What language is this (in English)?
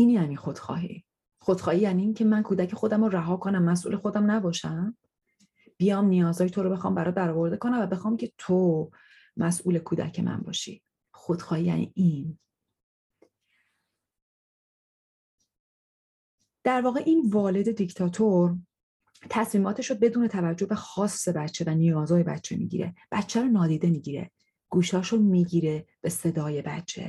Persian